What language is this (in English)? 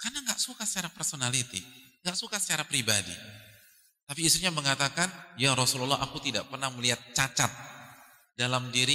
Indonesian